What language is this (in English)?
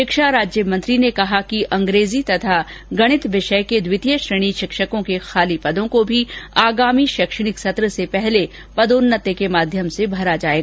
Hindi